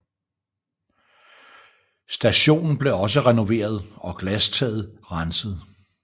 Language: Danish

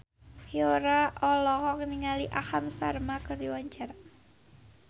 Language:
Sundanese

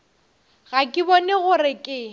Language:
Northern Sotho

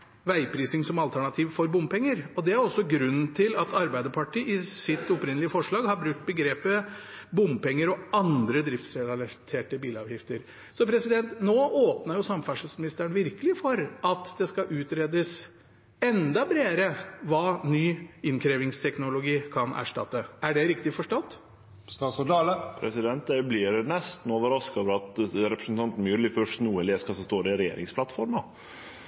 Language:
Norwegian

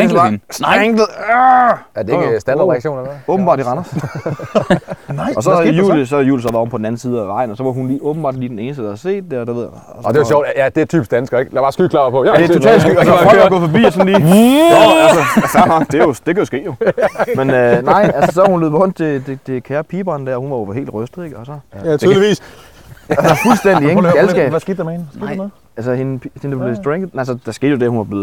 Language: Danish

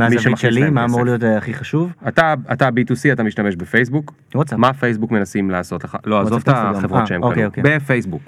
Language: Hebrew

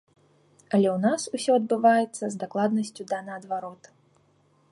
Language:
Belarusian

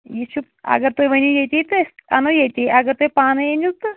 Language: Kashmiri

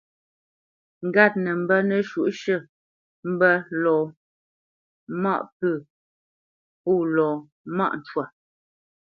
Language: Bamenyam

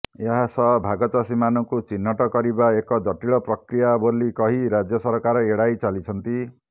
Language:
Odia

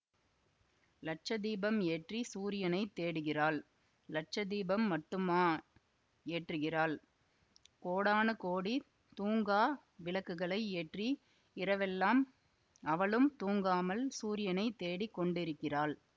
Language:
Tamil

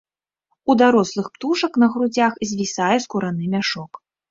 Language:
Belarusian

